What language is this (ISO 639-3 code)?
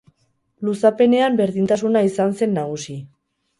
eus